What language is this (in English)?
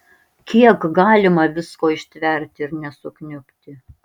Lithuanian